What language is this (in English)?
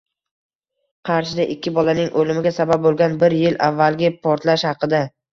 Uzbek